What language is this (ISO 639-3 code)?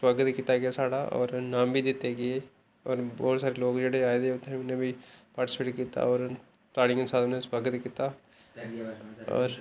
doi